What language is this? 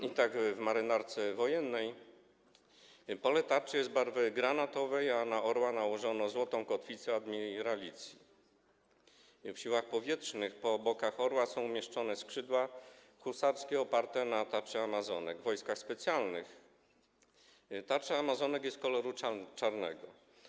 Polish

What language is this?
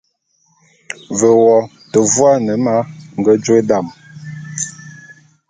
Bulu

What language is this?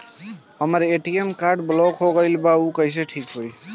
Bhojpuri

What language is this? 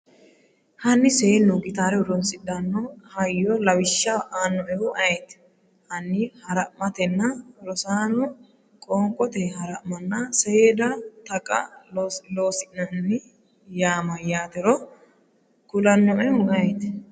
Sidamo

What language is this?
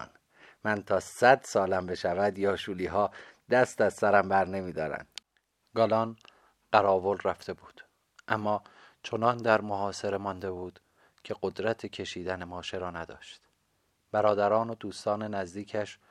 Persian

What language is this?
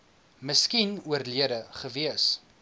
Afrikaans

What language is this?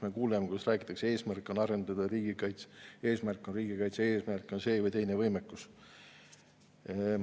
Estonian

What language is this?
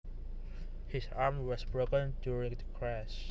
Javanese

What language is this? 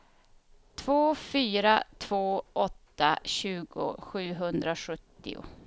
Swedish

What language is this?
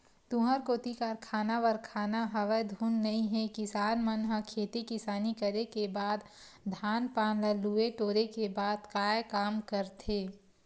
Chhattisgarhi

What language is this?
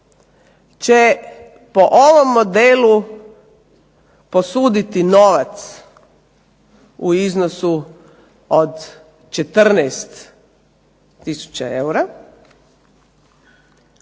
Croatian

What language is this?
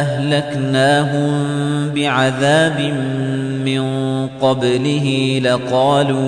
Arabic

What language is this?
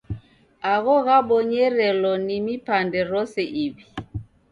Taita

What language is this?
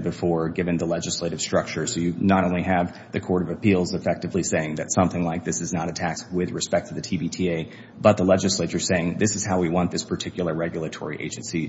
English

